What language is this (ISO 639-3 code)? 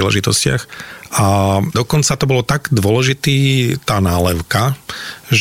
slk